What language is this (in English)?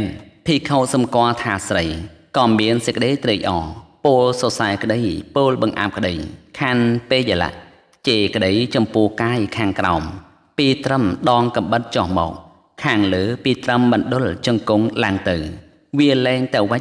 Thai